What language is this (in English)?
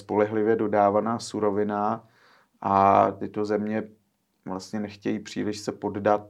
Czech